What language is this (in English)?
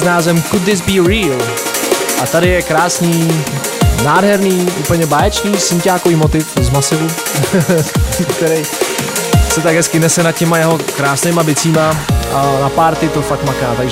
Czech